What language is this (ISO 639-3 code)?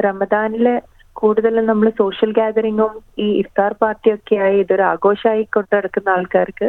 mal